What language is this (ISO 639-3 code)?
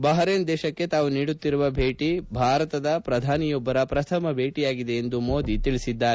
kan